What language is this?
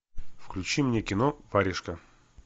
Russian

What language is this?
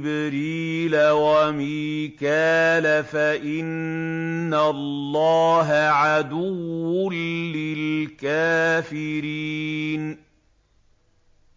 Arabic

